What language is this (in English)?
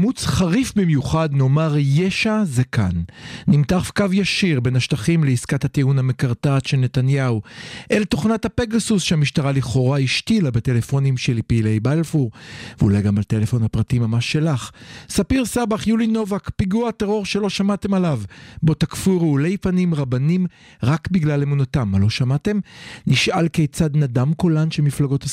Hebrew